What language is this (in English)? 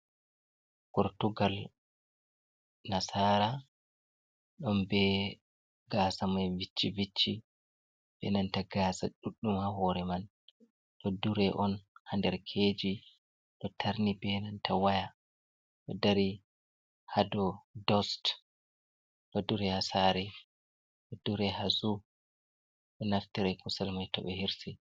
Fula